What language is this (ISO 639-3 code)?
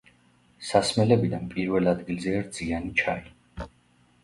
kat